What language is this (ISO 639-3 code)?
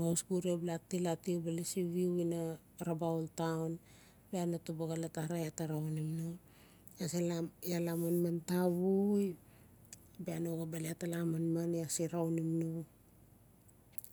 ncf